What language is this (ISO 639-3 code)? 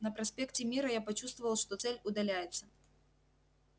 rus